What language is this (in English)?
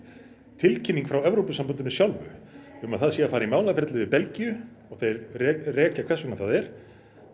Icelandic